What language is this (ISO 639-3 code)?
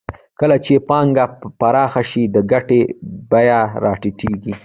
pus